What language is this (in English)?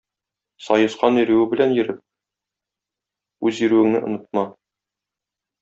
Tatar